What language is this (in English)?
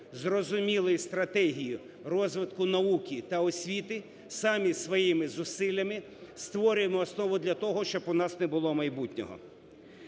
Ukrainian